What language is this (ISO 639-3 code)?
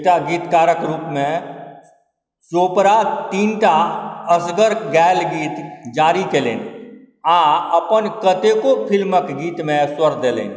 mai